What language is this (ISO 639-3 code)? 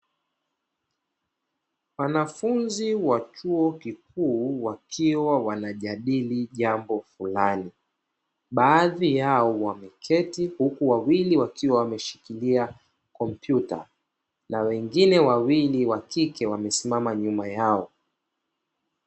swa